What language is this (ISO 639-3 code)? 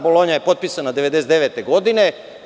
srp